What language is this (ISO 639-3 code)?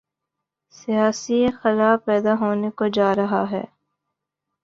urd